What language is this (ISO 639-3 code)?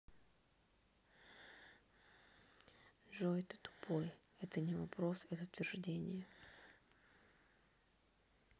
rus